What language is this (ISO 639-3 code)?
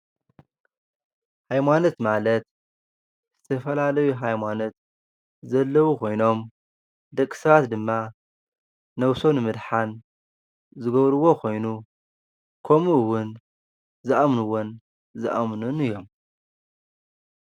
tir